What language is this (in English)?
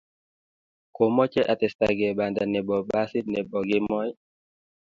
Kalenjin